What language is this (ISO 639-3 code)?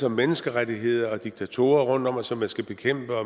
dan